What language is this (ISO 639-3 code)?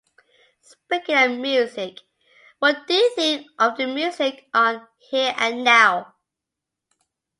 eng